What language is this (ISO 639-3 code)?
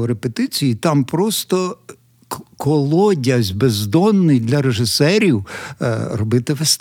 ukr